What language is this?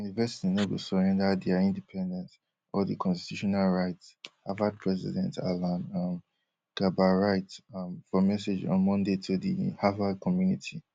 Nigerian Pidgin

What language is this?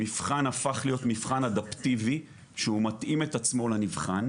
Hebrew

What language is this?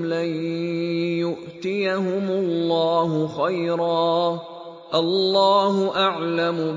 Arabic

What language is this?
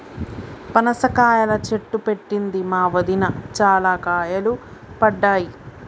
Telugu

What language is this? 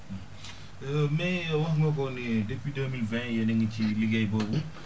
Wolof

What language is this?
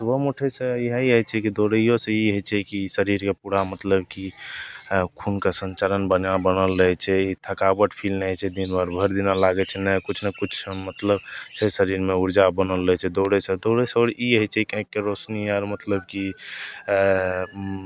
Maithili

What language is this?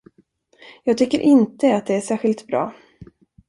Swedish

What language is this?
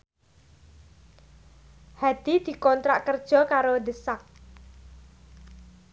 Javanese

